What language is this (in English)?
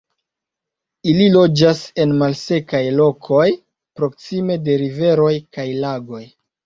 Esperanto